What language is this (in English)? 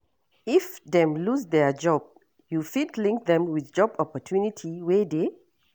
Nigerian Pidgin